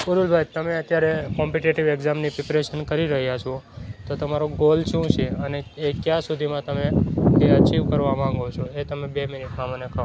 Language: Gujarati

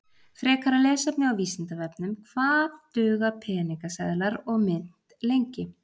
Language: Icelandic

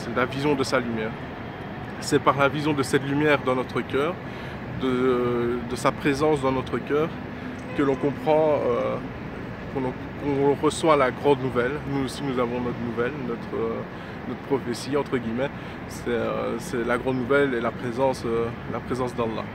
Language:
French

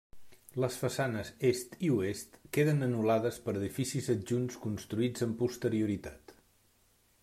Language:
Catalan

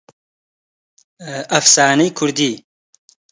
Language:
Central Kurdish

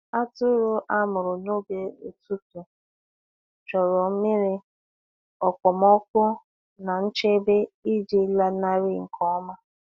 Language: Igbo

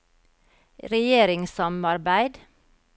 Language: Norwegian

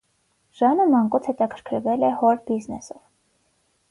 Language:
Armenian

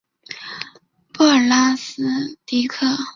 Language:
Chinese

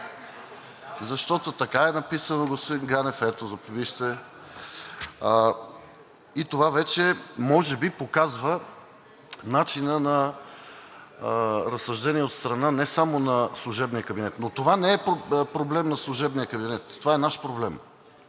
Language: Bulgarian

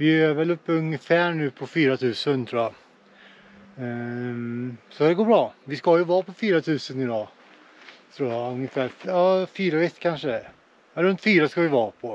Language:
Swedish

